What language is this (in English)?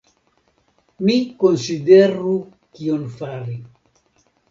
Esperanto